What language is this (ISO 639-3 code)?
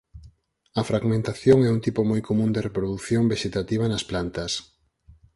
glg